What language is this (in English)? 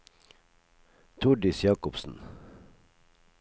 Norwegian